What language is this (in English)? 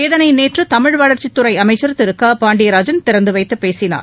Tamil